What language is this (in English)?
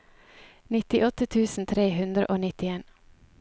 Norwegian